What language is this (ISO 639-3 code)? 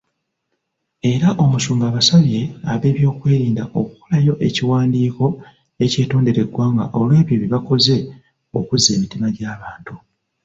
lug